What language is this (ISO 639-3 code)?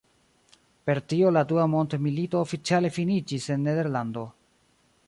epo